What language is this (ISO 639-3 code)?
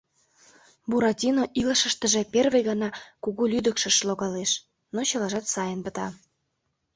chm